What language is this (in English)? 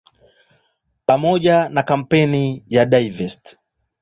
Swahili